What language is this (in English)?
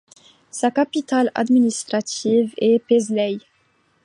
French